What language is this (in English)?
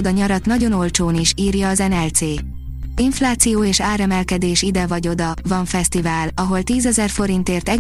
Hungarian